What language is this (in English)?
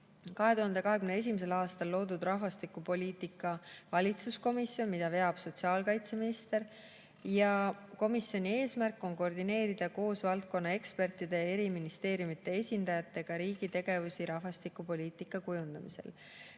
Estonian